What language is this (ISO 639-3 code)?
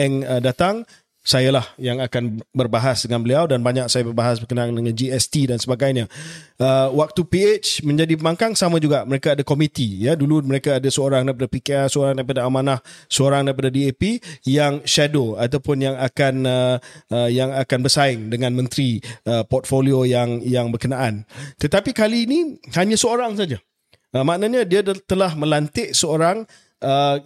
msa